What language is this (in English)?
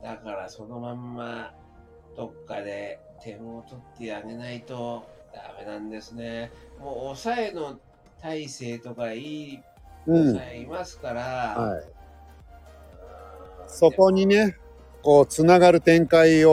Japanese